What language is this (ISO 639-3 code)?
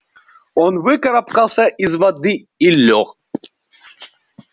rus